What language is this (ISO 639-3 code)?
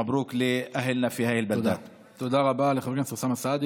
heb